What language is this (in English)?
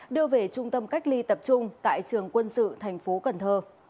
Vietnamese